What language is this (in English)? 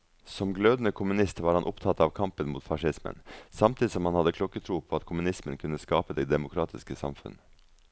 Norwegian